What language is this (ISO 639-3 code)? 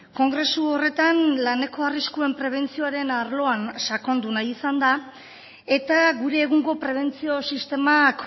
eus